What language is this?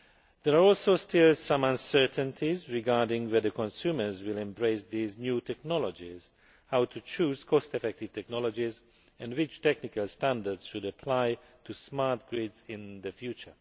English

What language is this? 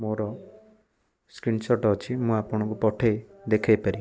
Odia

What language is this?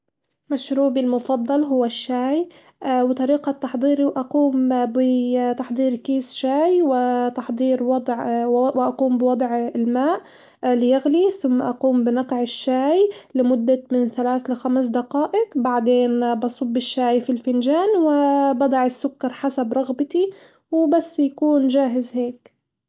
Hijazi Arabic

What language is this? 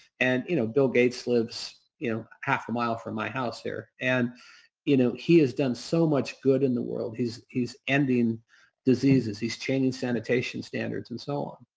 English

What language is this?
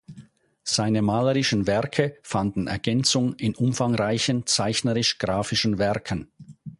German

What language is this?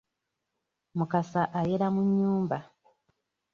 Ganda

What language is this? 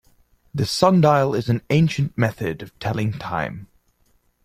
English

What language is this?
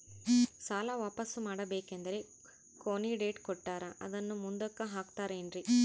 Kannada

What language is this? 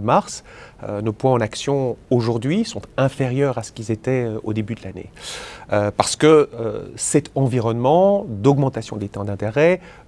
French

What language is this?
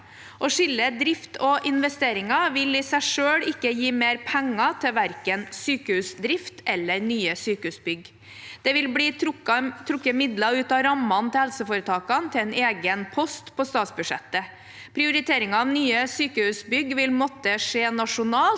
Norwegian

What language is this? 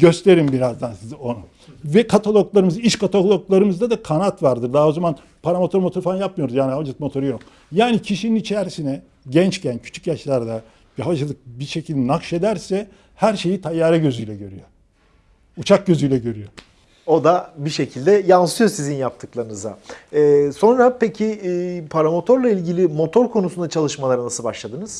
Turkish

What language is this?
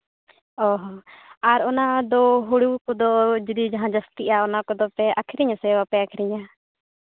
Santali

